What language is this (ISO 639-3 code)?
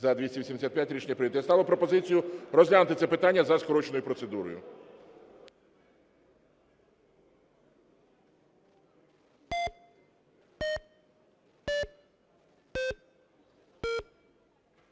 ukr